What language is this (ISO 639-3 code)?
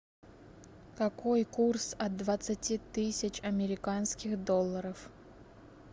rus